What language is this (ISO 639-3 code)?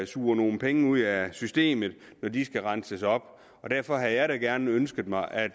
dan